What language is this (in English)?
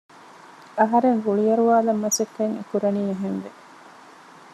Divehi